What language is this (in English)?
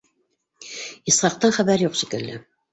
Bashkir